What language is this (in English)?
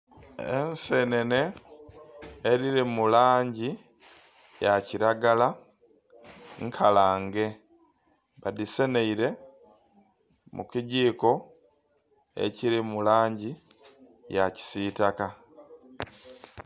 Soga